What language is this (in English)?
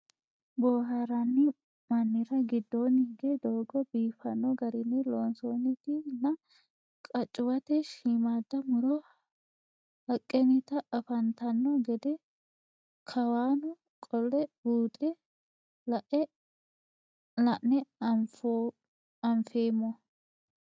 Sidamo